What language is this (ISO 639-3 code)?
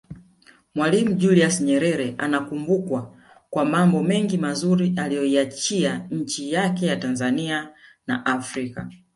swa